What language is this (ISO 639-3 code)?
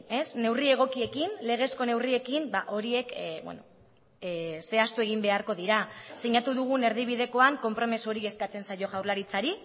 eus